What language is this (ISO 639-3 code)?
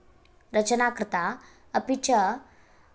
san